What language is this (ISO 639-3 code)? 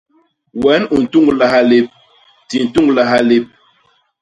bas